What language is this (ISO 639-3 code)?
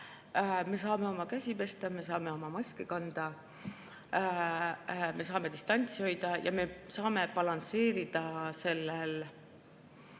est